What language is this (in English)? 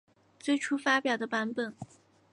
Chinese